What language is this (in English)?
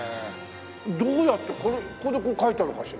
Japanese